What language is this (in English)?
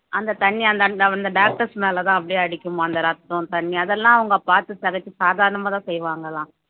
Tamil